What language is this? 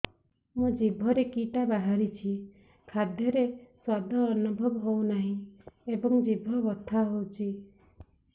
Odia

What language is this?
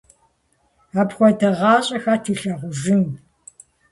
Kabardian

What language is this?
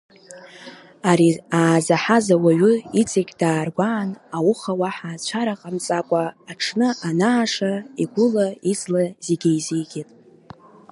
Abkhazian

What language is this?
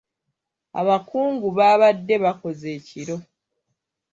Ganda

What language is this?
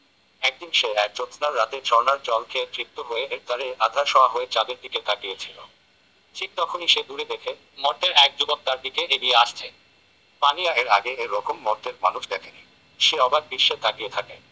Bangla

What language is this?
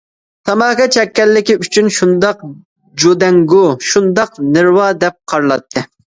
Uyghur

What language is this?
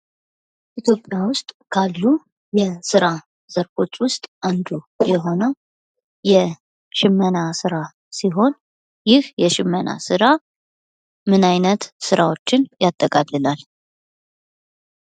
Amharic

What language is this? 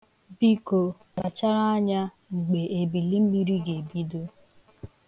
Igbo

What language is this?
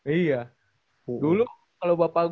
Indonesian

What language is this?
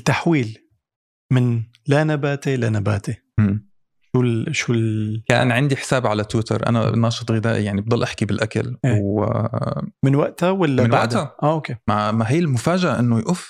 Arabic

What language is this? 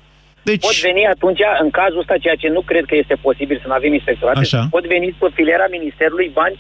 Romanian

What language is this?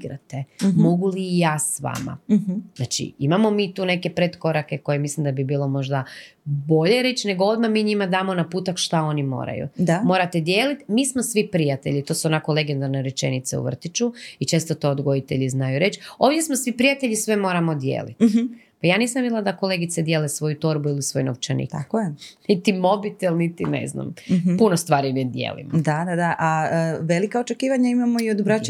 Croatian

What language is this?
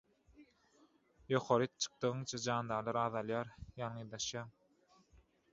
Turkmen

